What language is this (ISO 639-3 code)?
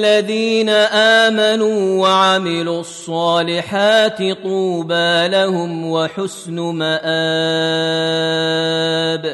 ara